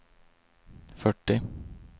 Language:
Swedish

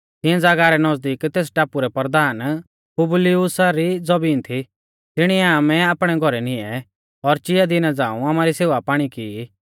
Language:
Mahasu Pahari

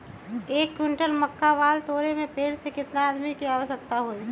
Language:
Magahi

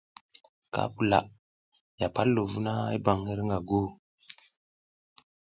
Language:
South Giziga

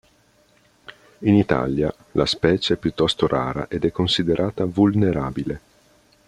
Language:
Italian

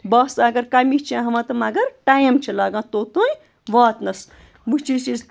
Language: Kashmiri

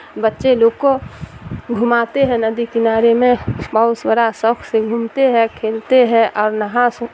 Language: Urdu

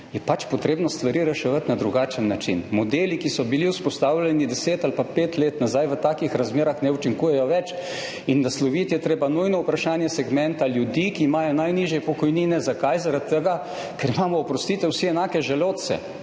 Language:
Slovenian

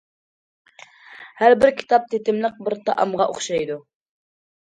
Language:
Uyghur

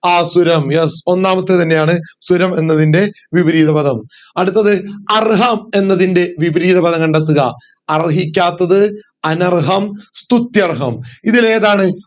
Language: Malayalam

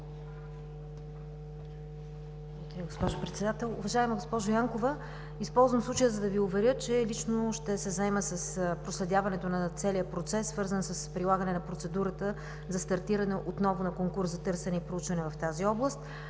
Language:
Bulgarian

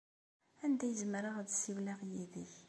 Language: Kabyle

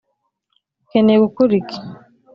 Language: Kinyarwanda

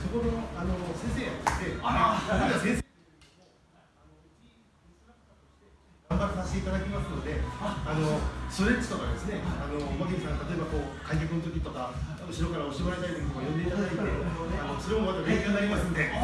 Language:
Japanese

